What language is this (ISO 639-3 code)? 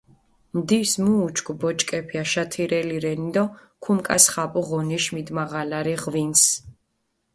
xmf